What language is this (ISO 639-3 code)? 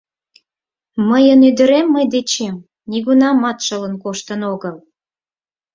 chm